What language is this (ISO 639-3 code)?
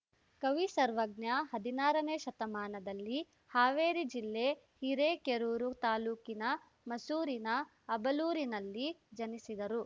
kan